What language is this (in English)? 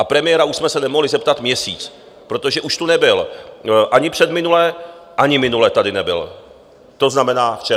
Czech